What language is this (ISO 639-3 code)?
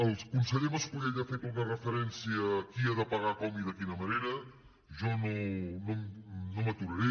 cat